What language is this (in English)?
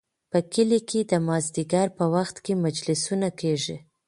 Pashto